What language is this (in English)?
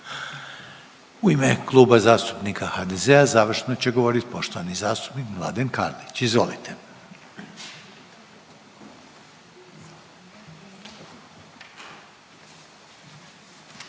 Croatian